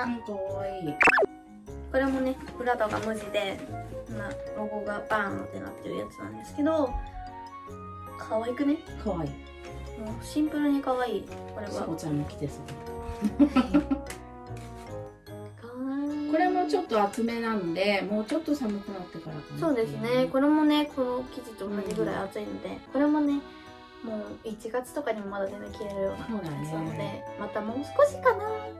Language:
Japanese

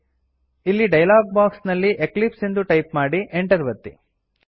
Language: Kannada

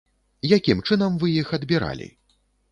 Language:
Belarusian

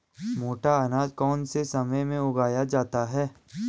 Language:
Hindi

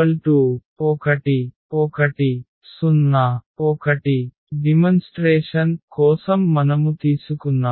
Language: Telugu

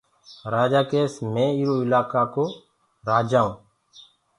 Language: Gurgula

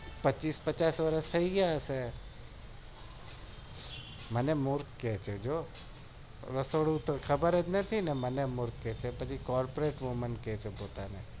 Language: Gujarati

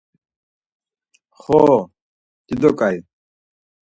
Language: Laz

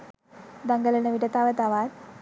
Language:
Sinhala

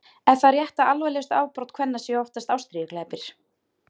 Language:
Icelandic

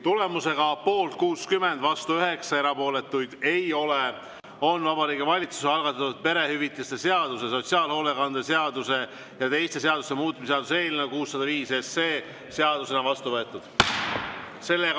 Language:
Estonian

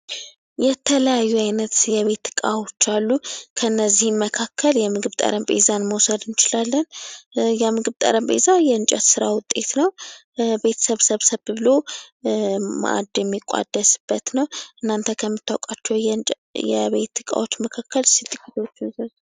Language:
Amharic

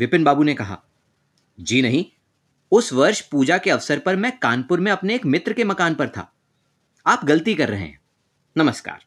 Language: Hindi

